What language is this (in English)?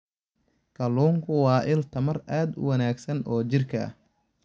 Somali